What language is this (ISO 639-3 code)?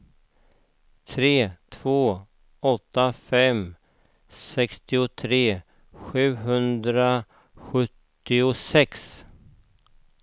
swe